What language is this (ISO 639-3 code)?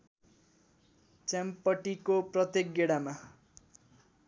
nep